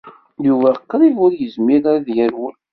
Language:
Kabyle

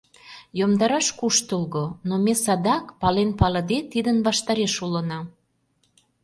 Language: Mari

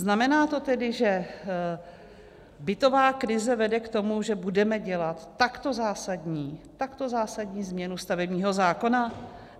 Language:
Czech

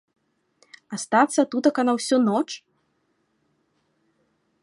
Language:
Belarusian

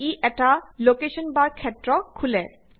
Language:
Assamese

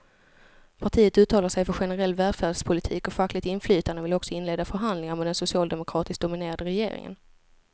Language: Swedish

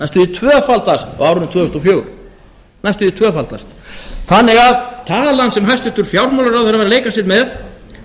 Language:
Icelandic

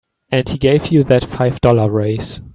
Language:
English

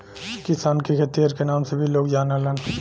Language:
Bhojpuri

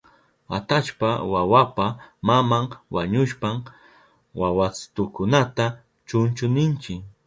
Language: Southern Pastaza Quechua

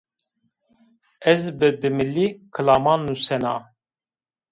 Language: Zaza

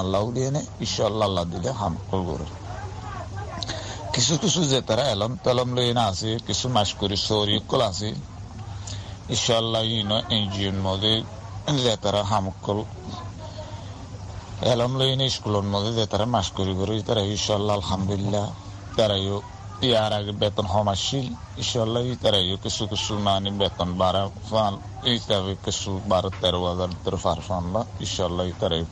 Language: Bangla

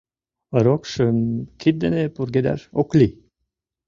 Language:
Mari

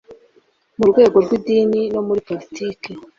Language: Kinyarwanda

